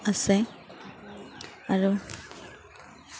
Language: Assamese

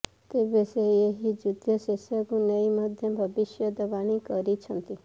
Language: Odia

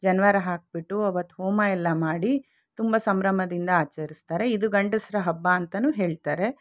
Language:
Kannada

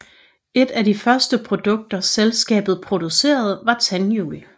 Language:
Danish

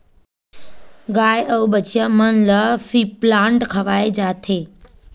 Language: Chhattisgarhi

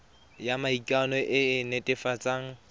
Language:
Tswana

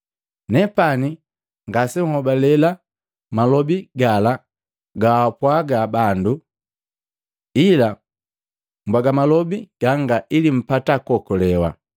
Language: Matengo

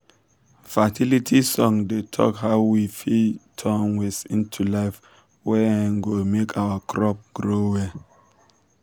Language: Nigerian Pidgin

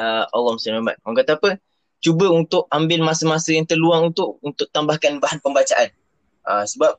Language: Malay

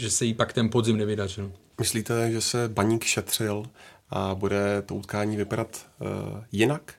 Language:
Czech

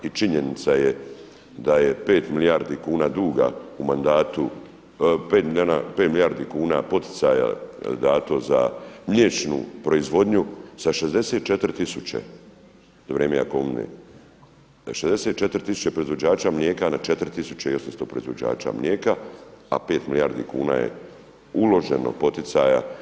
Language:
Croatian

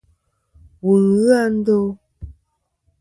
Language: Kom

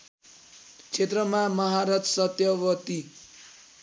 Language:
Nepali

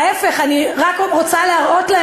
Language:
Hebrew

